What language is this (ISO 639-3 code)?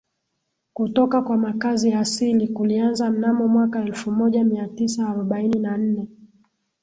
swa